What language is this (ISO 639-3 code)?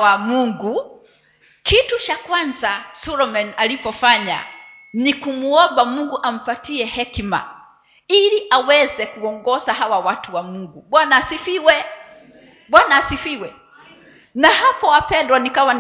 swa